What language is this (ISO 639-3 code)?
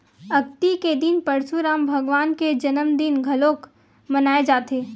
hne